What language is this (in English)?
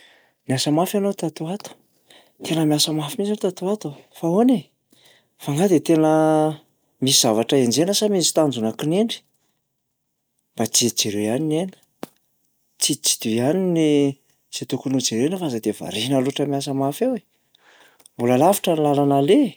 Malagasy